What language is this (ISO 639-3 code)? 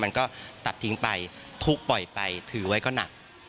tha